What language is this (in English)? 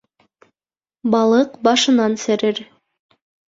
Bashkir